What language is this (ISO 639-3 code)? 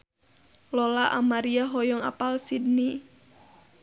sun